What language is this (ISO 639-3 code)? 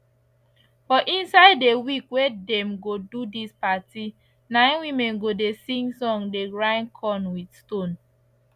pcm